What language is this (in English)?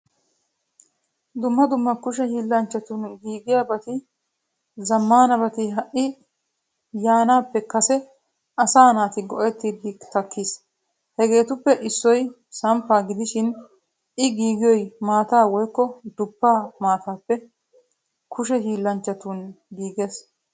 Wolaytta